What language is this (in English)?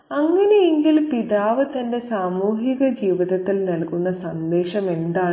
Malayalam